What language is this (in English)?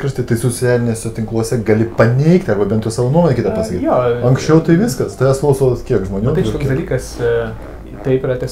Lithuanian